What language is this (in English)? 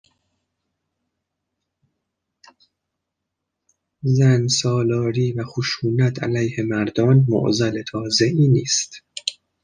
Persian